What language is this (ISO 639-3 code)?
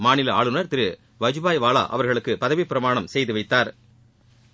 tam